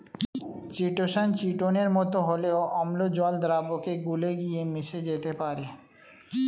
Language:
Bangla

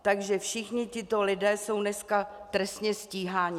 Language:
Czech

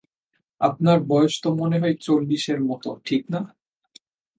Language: Bangla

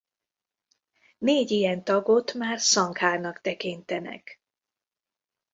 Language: Hungarian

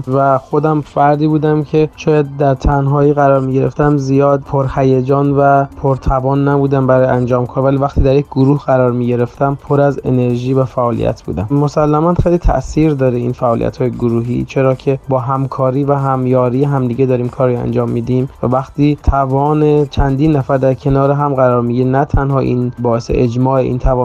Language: Persian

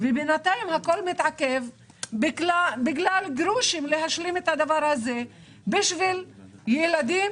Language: Hebrew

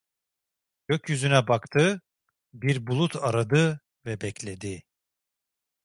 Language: Turkish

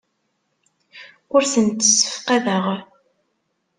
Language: Kabyle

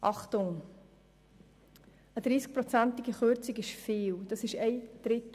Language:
Swiss German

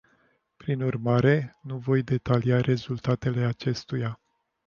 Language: Romanian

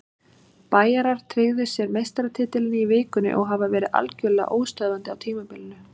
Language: Icelandic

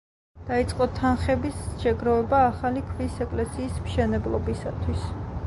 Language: Georgian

